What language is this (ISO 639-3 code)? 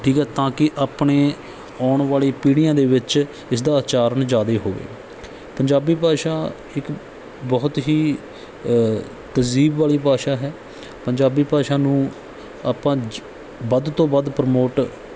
pan